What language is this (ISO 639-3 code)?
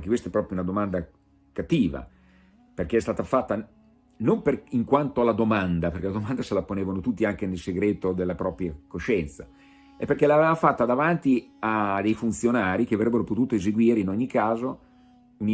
ita